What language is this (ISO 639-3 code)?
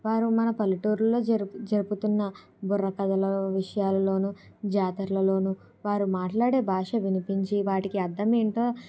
tel